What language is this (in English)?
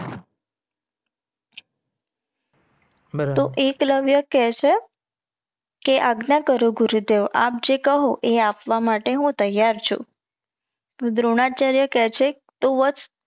Gujarati